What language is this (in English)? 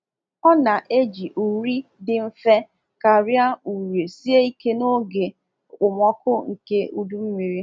Igbo